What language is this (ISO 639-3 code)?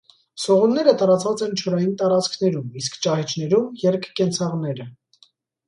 hye